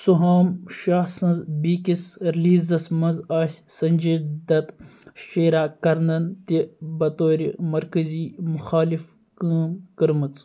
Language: Kashmiri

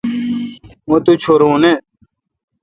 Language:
Kalkoti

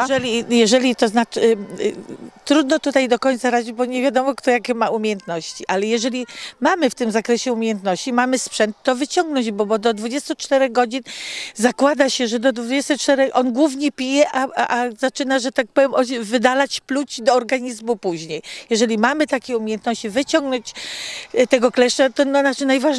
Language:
Polish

